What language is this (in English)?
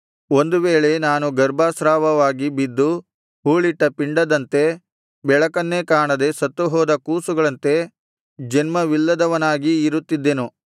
Kannada